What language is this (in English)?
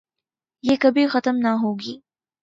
Urdu